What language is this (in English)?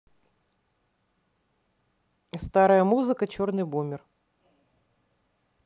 Russian